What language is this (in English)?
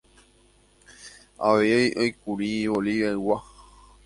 Guarani